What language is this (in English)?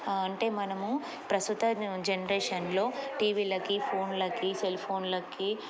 Telugu